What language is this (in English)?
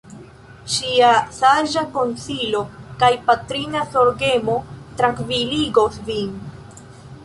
Esperanto